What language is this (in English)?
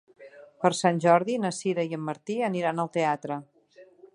Catalan